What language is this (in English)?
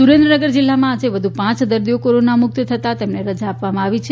Gujarati